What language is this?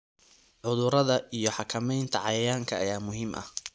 Somali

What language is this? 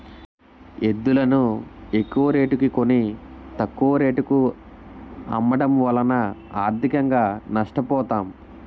Telugu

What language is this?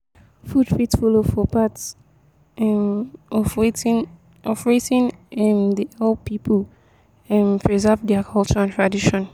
Nigerian Pidgin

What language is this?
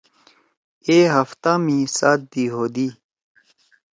Torwali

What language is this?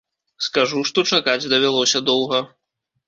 Belarusian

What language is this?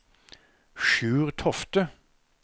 Norwegian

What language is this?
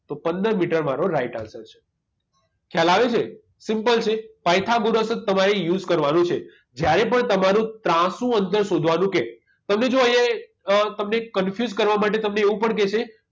Gujarati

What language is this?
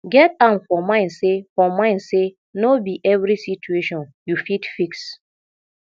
Nigerian Pidgin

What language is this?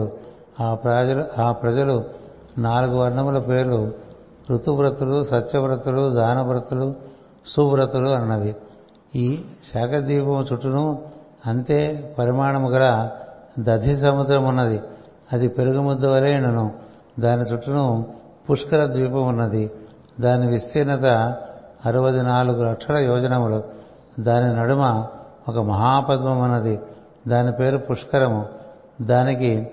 Telugu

